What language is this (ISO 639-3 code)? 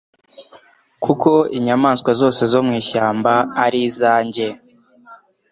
kin